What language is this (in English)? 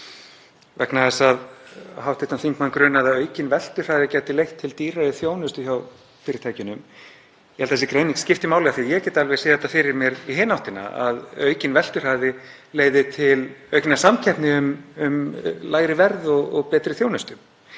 Icelandic